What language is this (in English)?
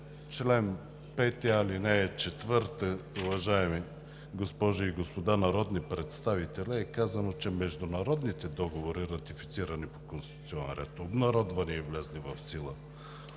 Bulgarian